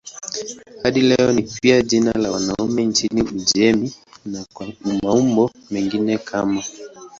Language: Swahili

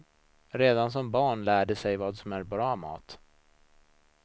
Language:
Swedish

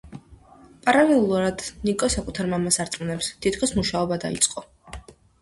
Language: Georgian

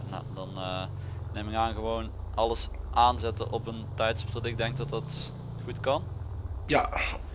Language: Dutch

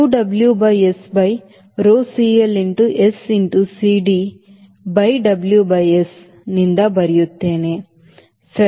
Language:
Kannada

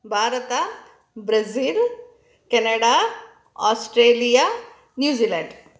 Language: Kannada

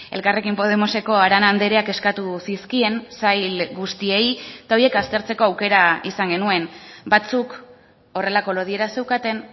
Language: Basque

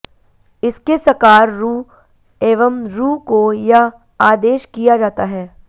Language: Sanskrit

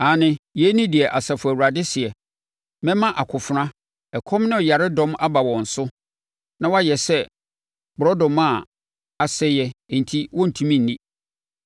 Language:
Akan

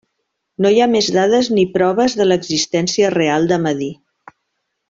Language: Catalan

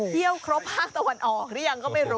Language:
Thai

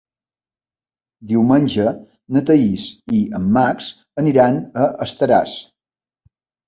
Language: Catalan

